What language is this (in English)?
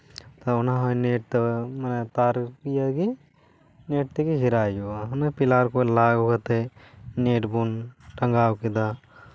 Santali